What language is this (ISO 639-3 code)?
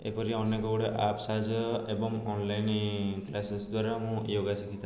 ori